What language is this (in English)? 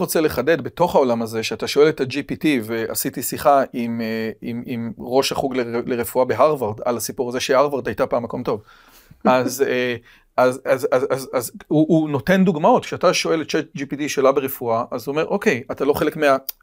Hebrew